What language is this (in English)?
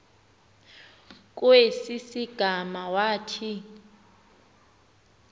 Xhosa